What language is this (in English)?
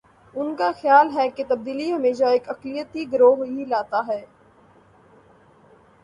Urdu